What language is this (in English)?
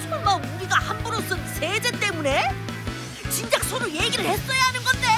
Korean